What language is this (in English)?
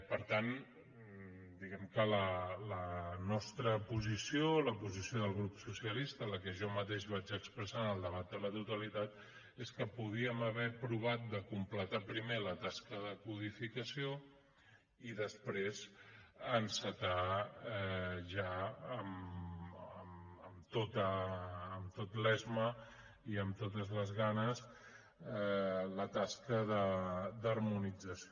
Catalan